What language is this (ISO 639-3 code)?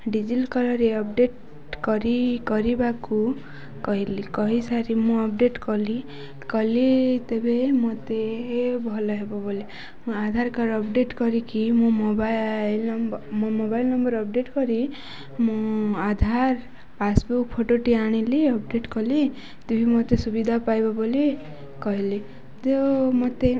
ori